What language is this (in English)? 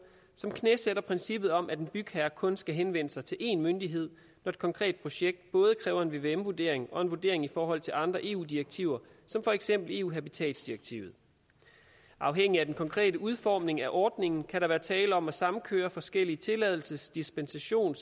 Danish